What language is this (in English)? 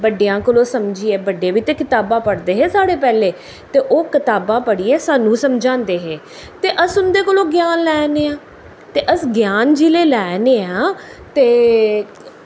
Dogri